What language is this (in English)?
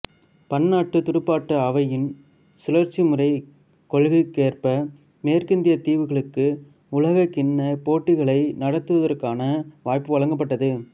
Tamil